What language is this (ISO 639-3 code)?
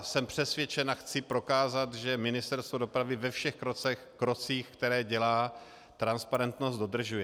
ces